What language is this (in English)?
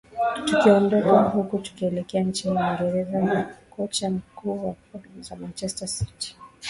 Swahili